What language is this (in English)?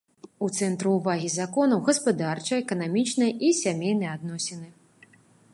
Belarusian